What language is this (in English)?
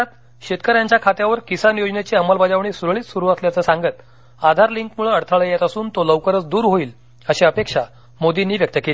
Marathi